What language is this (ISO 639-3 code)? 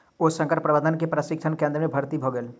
mai